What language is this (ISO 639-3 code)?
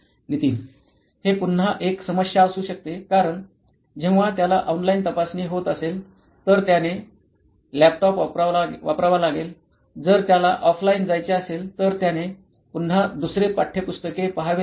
mar